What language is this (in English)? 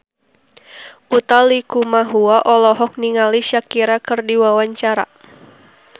Sundanese